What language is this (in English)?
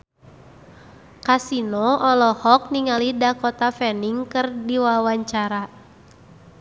Sundanese